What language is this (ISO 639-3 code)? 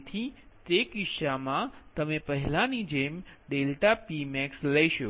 guj